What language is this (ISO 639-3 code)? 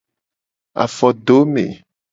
gej